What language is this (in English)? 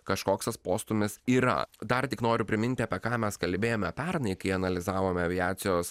Lithuanian